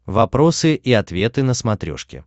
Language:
Russian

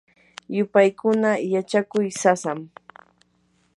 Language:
Yanahuanca Pasco Quechua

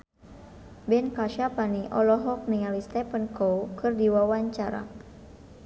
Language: Sundanese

